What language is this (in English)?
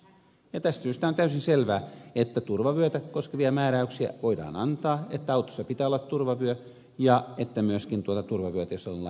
Finnish